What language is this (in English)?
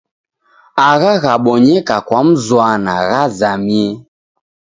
Taita